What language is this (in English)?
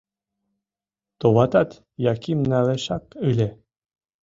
Mari